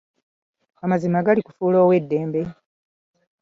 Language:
Ganda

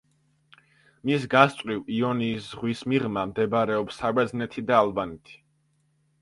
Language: Georgian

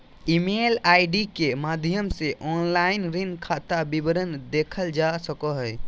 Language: Magahi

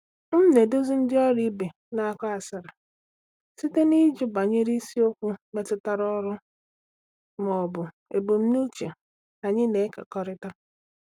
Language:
Igbo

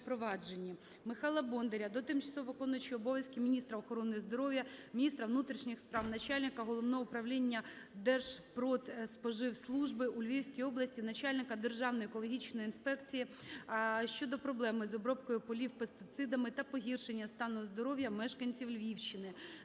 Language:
Ukrainian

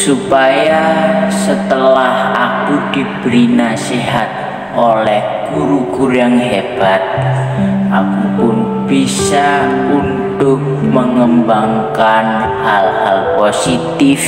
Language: Indonesian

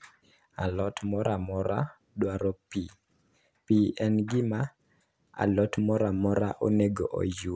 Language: Luo (Kenya and Tanzania)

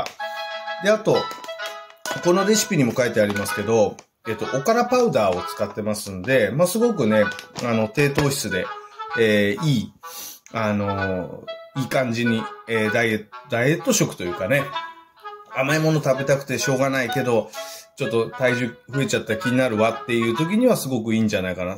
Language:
Japanese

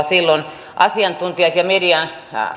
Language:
Finnish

